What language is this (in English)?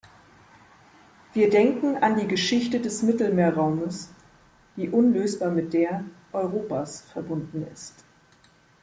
German